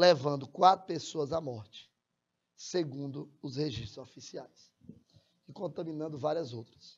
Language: Portuguese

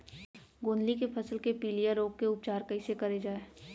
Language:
Chhattisgarhi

